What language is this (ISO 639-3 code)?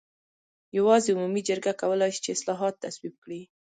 pus